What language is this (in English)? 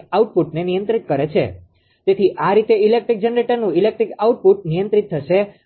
Gujarati